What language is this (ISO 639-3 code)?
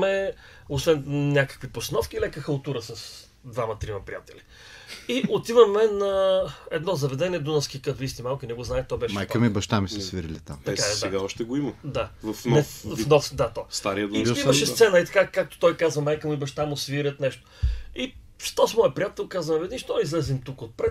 bul